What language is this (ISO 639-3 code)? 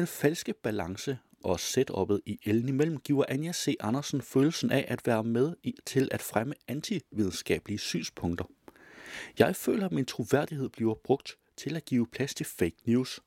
dan